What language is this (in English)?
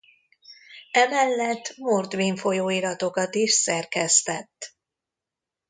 Hungarian